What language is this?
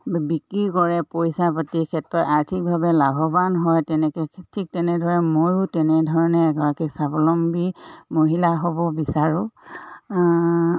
Assamese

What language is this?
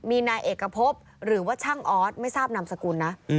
Thai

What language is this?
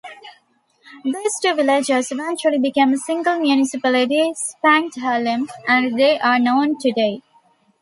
English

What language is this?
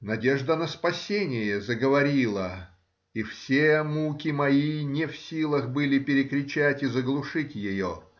Russian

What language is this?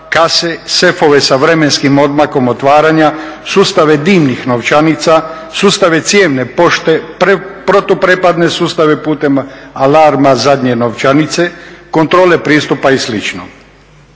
Croatian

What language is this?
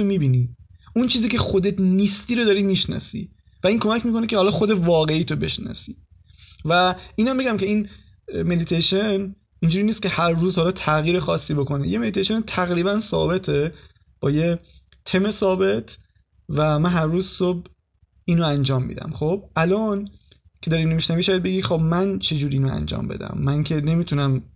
Persian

